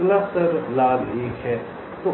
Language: Hindi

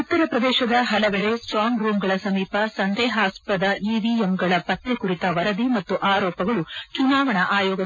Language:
Kannada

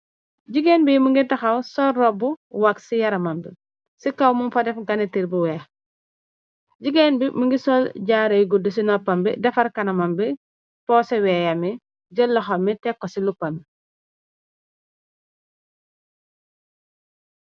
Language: Wolof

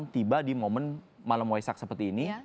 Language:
Indonesian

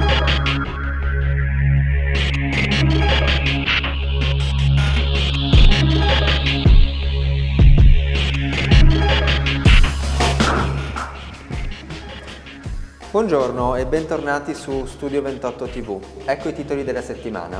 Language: Italian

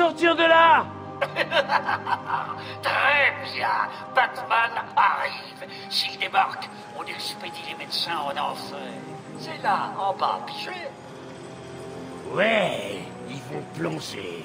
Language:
French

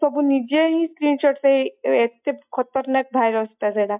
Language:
Odia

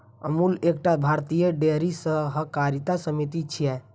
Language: Maithili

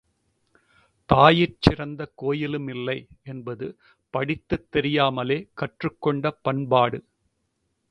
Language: Tamil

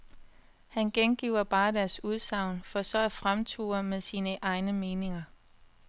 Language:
Danish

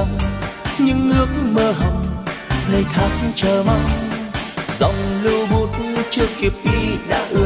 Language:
Vietnamese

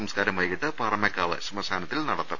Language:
Malayalam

